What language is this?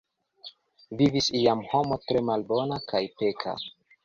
Esperanto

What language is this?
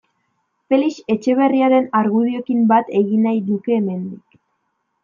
Basque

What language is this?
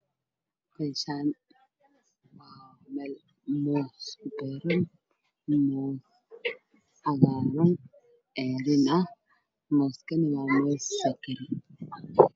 Somali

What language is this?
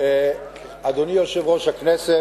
Hebrew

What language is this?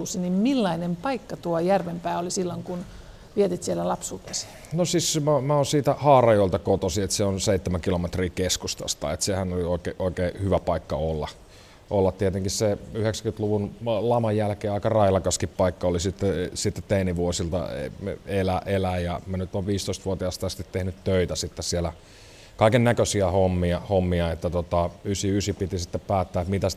Finnish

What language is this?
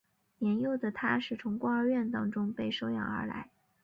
Chinese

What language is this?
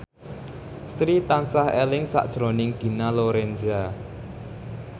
Javanese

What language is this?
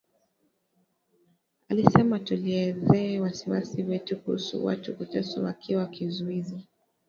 Swahili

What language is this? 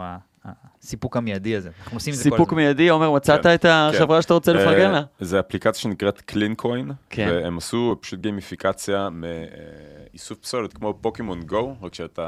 Hebrew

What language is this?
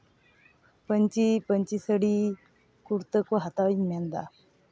Santali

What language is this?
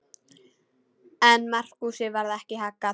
Icelandic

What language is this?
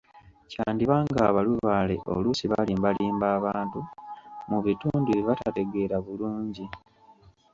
Ganda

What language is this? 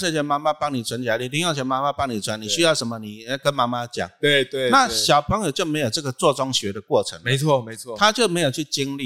Chinese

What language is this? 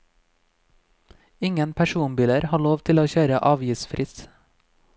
Norwegian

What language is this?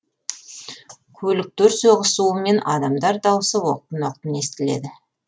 Kazakh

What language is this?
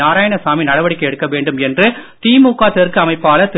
Tamil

